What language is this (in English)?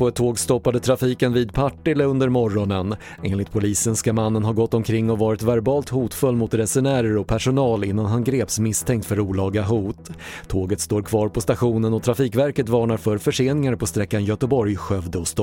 Swedish